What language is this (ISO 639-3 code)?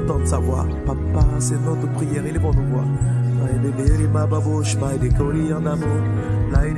fra